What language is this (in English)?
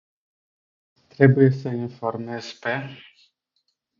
Romanian